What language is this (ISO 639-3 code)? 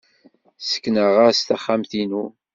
kab